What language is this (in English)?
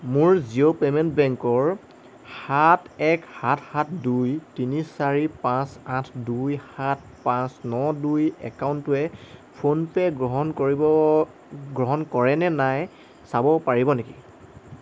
Assamese